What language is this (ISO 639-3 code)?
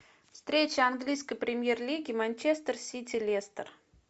rus